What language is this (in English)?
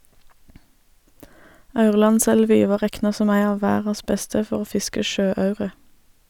Norwegian